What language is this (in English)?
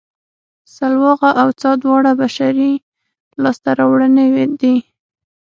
Pashto